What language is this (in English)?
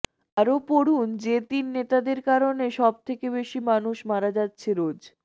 Bangla